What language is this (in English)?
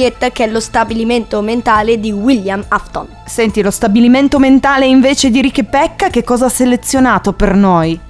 Italian